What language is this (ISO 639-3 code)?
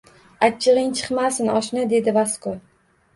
uzb